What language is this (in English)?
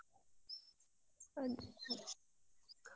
Kannada